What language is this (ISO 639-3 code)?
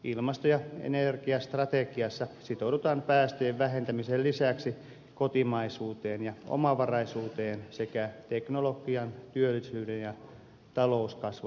fin